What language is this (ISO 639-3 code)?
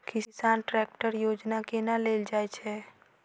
mai